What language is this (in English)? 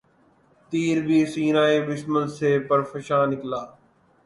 Urdu